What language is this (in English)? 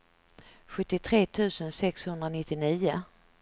Swedish